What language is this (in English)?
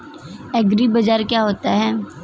Hindi